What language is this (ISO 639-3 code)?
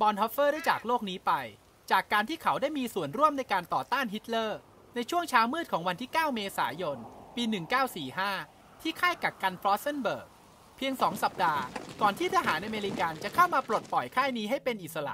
tha